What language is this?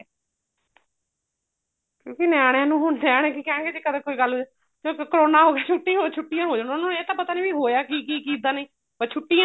Punjabi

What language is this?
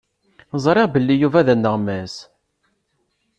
Kabyle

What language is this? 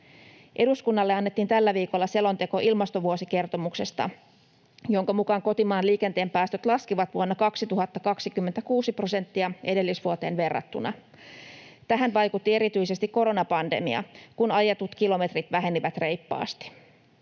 Finnish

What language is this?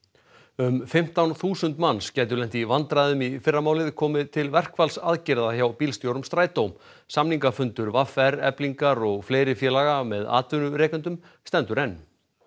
Icelandic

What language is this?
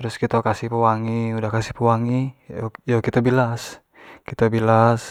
Jambi Malay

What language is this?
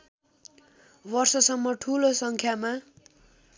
Nepali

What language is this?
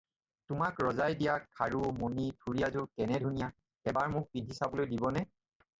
Assamese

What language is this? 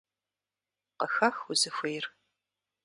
Kabardian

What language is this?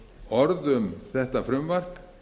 Icelandic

